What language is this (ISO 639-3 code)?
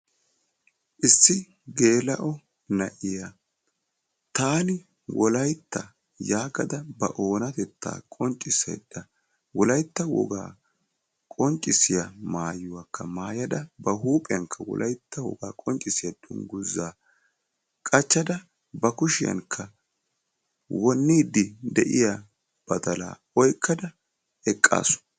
wal